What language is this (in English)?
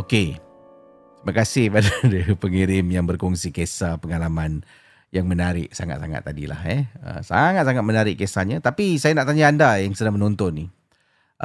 Malay